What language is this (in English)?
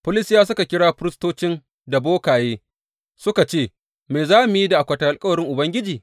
Hausa